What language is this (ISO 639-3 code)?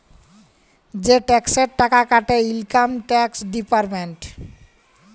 ben